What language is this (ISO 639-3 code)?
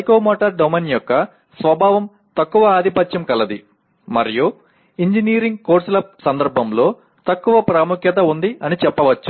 tel